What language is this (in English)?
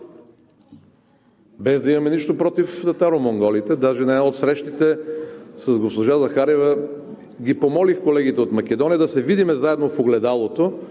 Bulgarian